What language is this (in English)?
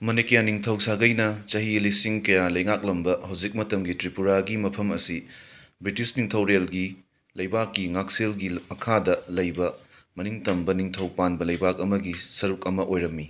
Manipuri